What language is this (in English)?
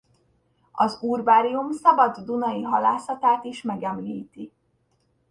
Hungarian